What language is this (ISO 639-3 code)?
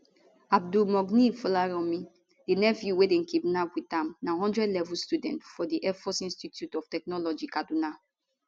pcm